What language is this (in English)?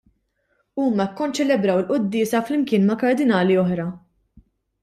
Maltese